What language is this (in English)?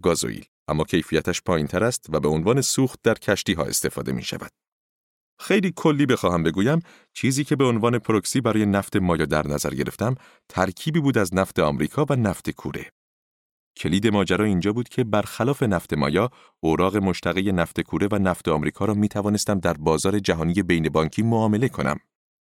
Persian